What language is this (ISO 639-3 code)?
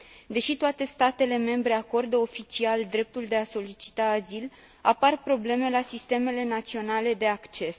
ron